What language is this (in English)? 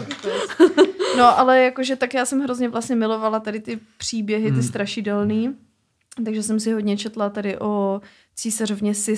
Czech